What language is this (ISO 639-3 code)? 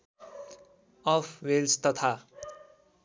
nep